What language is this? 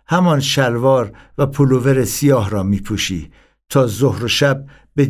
Persian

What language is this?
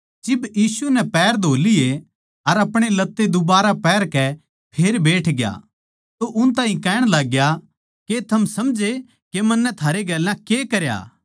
Haryanvi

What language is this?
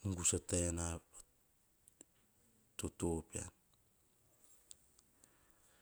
Hahon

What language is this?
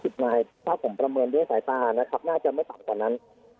Thai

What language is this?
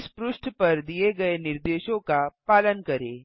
Hindi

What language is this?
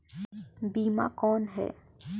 Chhattisgarhi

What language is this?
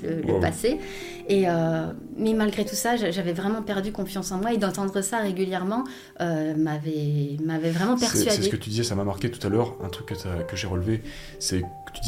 French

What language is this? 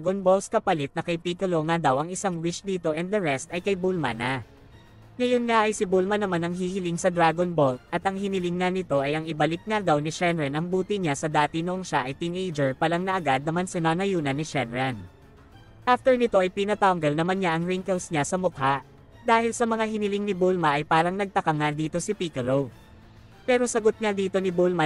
Filipino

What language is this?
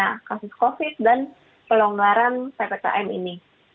Indonesian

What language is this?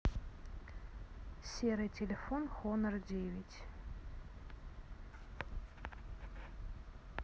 Russian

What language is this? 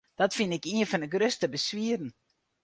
Western Frisian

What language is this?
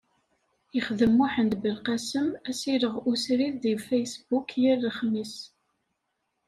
Kabyle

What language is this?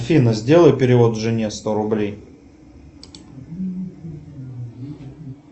Russian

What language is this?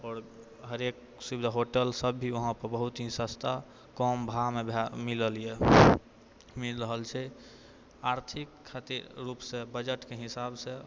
Maithili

